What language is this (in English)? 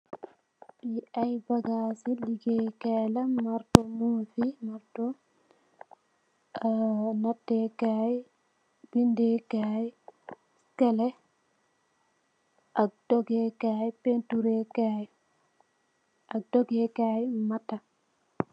Wolof